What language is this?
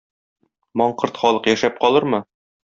Tatar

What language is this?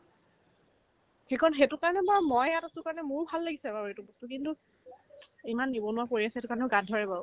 Assamese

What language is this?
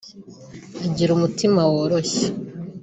Kinyarwanda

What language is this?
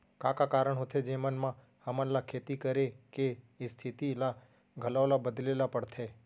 Chhattisgarhi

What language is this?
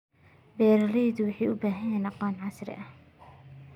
Somali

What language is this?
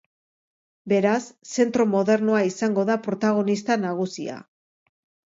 Basque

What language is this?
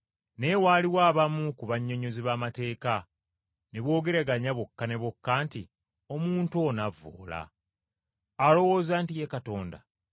Ganda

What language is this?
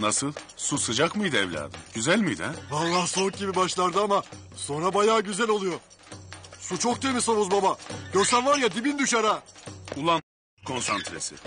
Turkish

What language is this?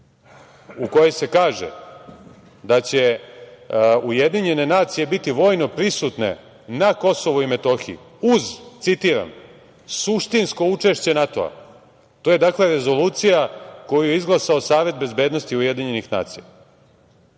Serbian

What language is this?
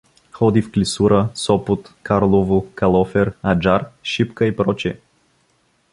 Bulgarian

